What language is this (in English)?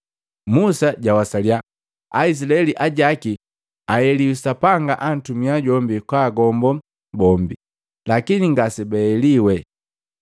Matengo